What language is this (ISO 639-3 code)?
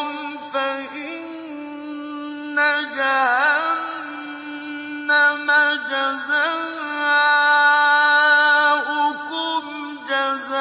ara